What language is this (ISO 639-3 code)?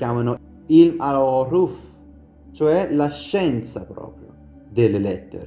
ita